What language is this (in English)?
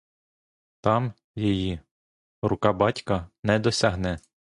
Ukrainian